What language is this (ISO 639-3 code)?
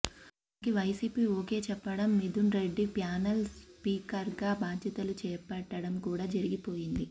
tel